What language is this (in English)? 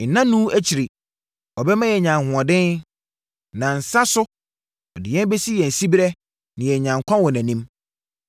Akan